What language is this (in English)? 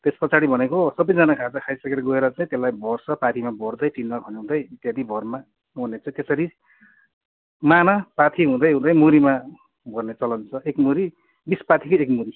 Nepali